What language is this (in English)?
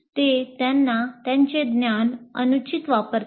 Marathi